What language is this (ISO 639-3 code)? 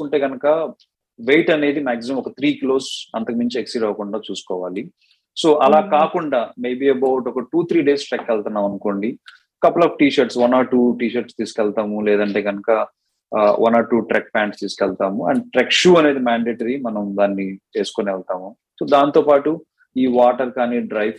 tel